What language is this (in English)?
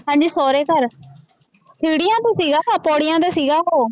Punjabi